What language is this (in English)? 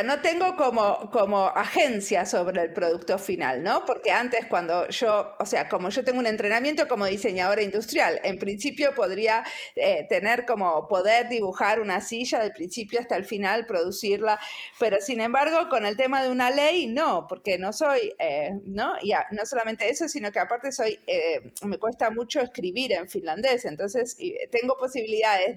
Spanish